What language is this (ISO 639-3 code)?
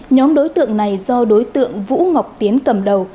vie